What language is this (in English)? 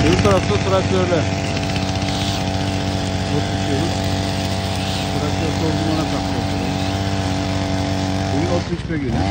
Turkish